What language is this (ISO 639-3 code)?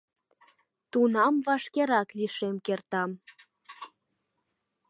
chm